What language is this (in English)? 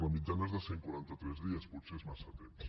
Catalan